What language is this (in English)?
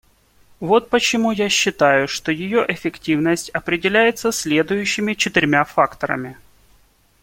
Russian